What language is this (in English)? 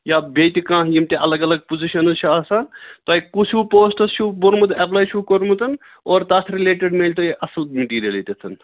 Kashmiri